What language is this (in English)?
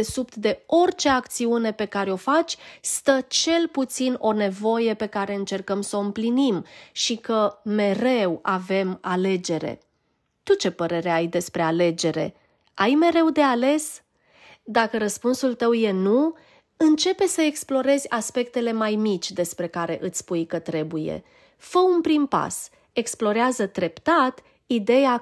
Romanian